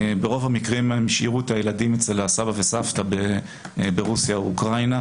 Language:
Hebrew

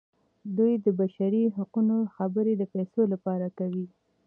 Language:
Pashto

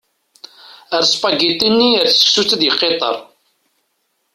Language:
Kabyle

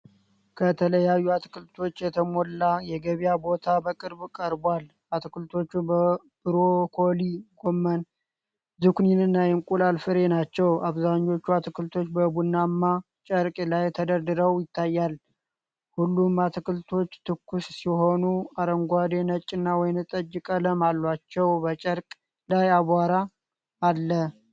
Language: Amharic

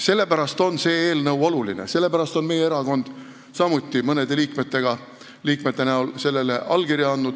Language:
Estonian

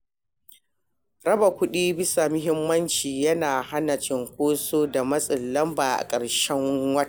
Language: Hausa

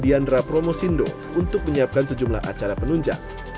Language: Indonesian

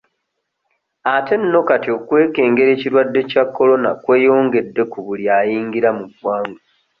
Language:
Ganda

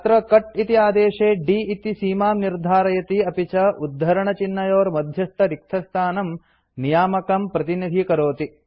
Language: Sanskrit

